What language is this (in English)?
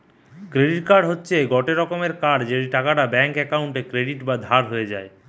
Bangla